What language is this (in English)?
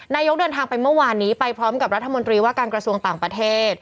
Thai